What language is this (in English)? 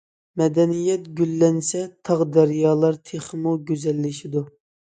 Uyghur